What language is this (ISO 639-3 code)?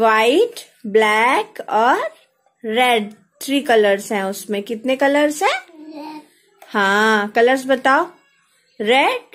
hin